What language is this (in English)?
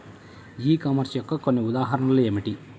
Telugu